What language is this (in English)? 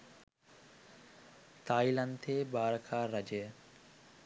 Sinhala